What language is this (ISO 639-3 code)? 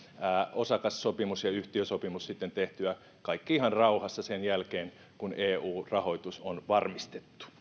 fin